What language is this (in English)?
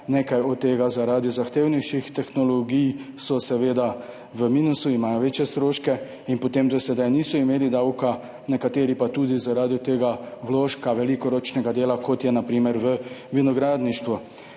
Slovenian